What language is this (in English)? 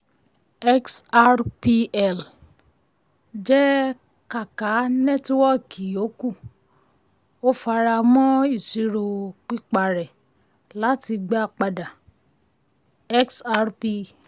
Yoruba